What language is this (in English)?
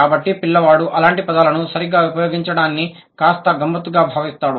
Telugu